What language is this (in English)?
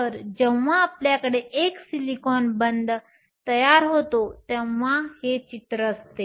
Marathi